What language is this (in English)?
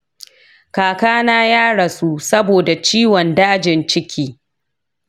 Hausa